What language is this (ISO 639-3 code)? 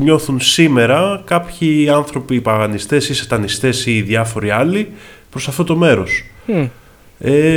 ell